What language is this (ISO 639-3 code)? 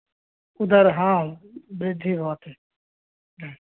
san